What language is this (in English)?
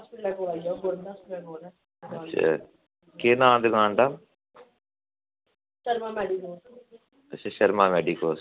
Dogri